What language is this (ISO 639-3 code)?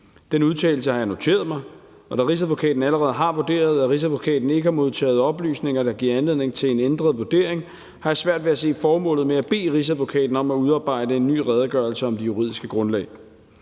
dan